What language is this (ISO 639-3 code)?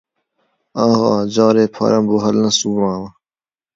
ckb